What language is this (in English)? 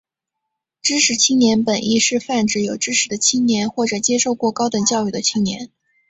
Chinese